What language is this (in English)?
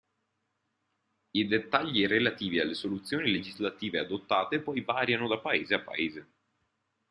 Italian